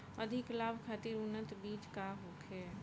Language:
Bhojpuri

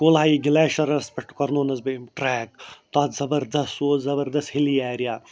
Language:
Kashmiri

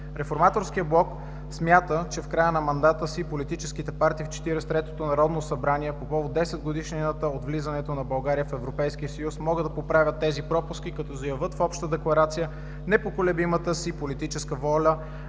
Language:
Bulgarian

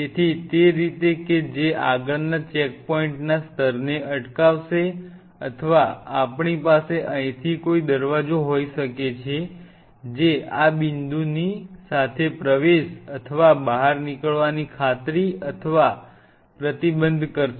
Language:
Gujarati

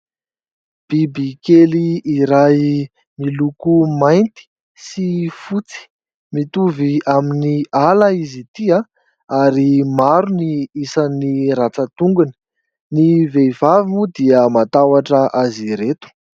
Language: Malagasy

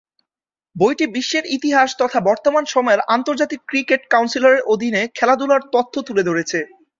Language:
Bangla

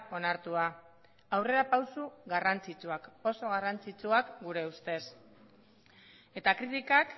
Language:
Basque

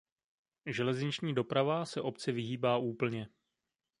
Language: Czech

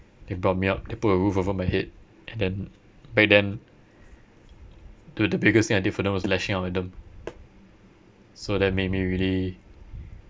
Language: English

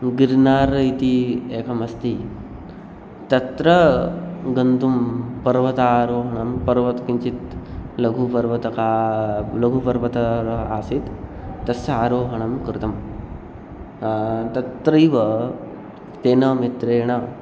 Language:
Sanskrit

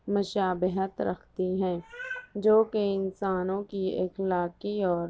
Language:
Urdu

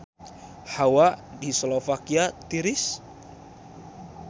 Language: Sundanese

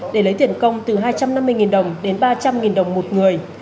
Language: Vietnamese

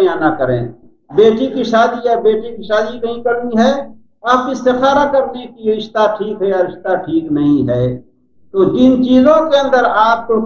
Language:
Arabic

